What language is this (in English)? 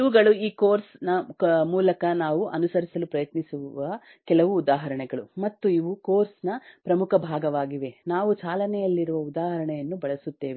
Kannada